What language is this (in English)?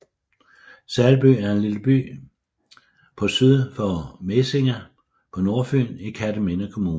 Danish